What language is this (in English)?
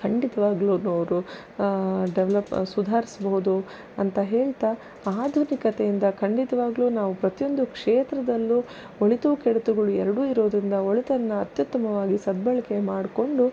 Kannada